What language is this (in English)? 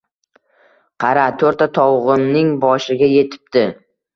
Uzbek